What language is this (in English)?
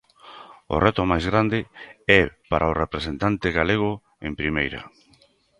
Galician